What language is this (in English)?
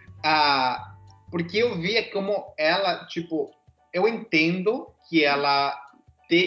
Portuguese